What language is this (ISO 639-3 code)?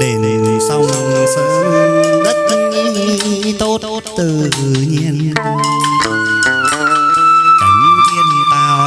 vie